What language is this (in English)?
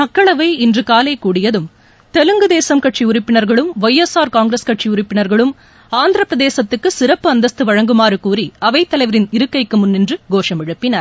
Tamil